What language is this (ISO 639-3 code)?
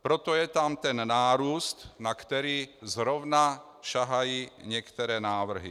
ces